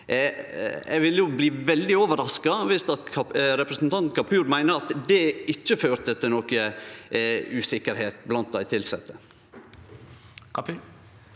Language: Norwegian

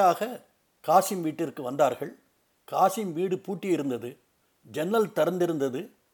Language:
Tamil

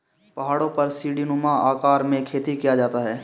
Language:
Hindi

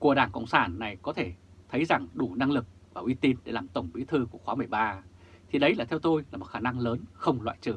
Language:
Vietnamese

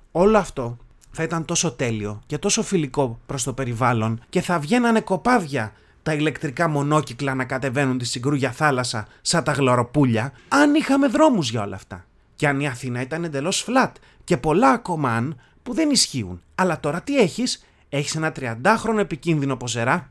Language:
Greek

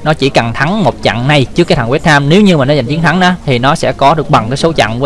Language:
Vietnamese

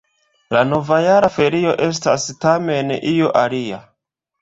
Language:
Esperanto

